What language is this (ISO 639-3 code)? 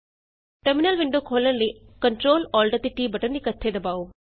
pan